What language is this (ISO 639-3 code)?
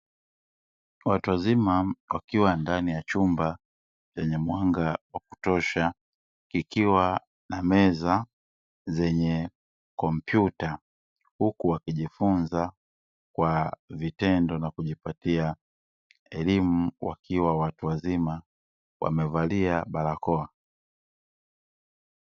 swa